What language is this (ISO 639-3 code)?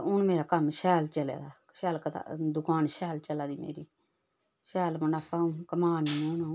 doi